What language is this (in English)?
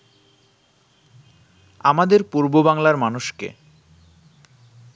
Bangla